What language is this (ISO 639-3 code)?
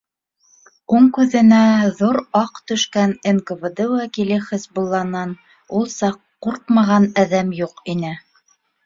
bak